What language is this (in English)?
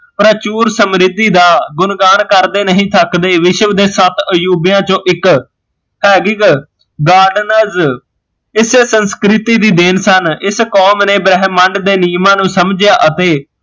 Punjabi